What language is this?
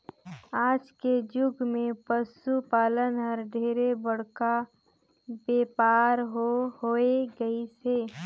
Chhattisgarhi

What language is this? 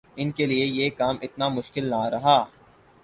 Urdu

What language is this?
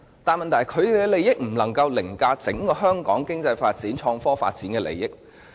Cantonese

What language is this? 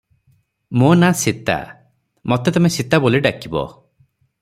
Odia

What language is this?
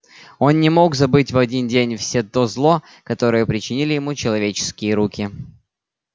Russian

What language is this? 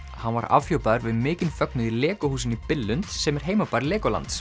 Icelandic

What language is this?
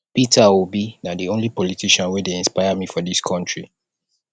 Nigerian Pidgin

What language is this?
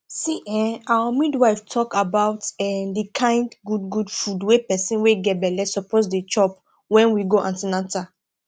Nigerian Pidgin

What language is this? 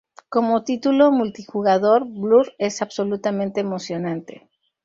Spanish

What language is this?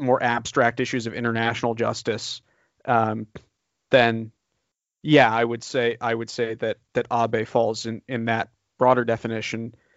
English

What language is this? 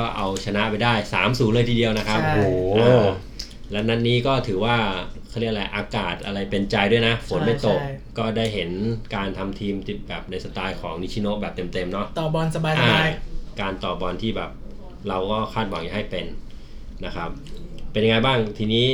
Thai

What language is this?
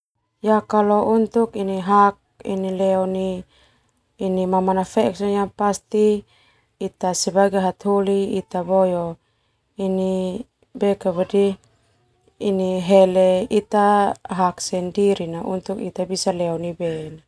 Termanu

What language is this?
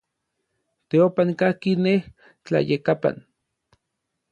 Orizaba Nahuatl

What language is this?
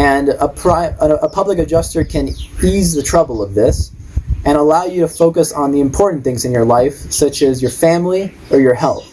English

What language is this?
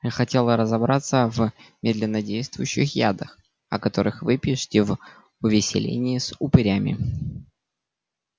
Russian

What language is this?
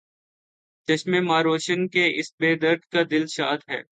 Urdu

